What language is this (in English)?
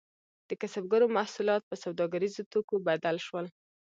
Pashto